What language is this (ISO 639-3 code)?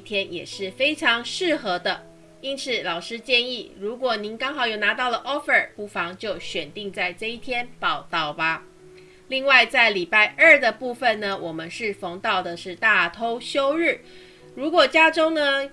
zho